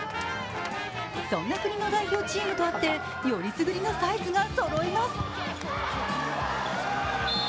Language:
Japanese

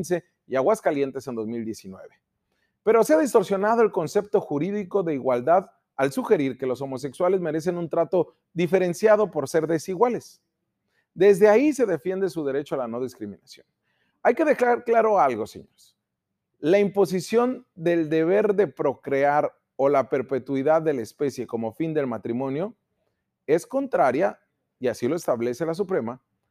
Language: Spanish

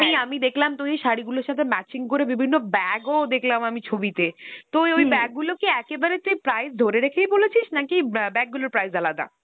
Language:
Bangla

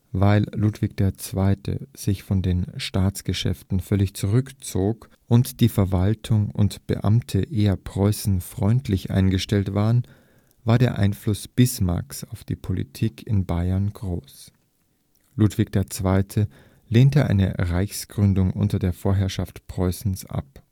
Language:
German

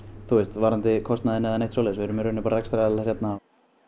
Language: Icelandic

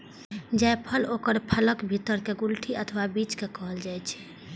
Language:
Maithili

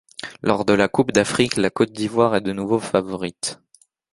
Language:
French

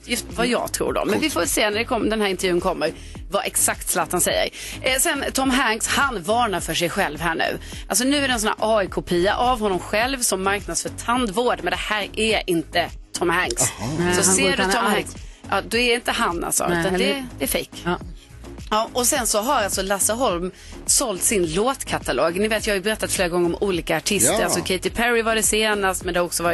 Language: Swedish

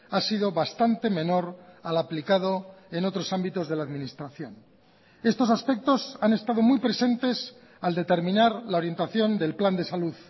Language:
Spanish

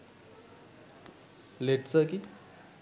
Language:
Sinhala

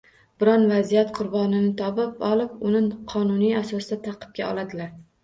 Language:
Uzbek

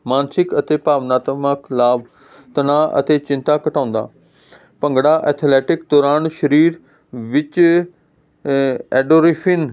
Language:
Punjabi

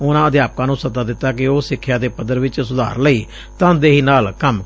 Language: Punjabi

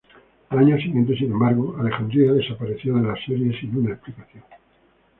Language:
Spanish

